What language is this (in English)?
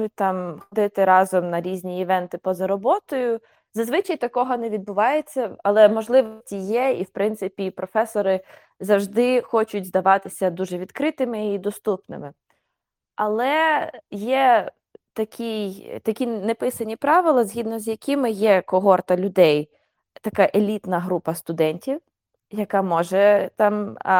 Ukrainian